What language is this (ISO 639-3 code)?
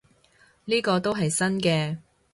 yue